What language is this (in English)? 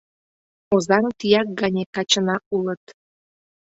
Mari